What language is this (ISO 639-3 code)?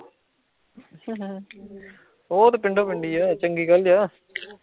pan